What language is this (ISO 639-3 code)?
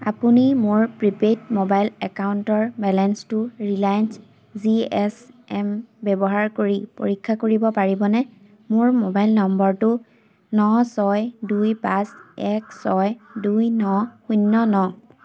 asm